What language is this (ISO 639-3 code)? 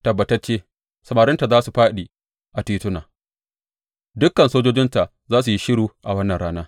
hau